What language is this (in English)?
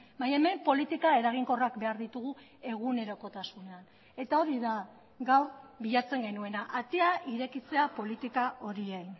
Basque